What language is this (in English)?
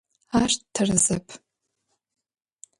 Adyghe